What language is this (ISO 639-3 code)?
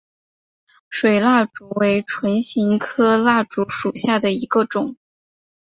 zho